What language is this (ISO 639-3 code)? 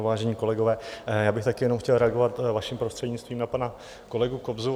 ces